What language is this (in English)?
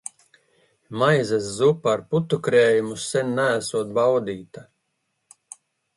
Latvian